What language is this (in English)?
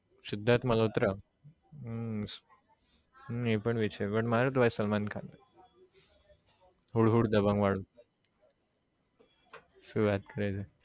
Gujarati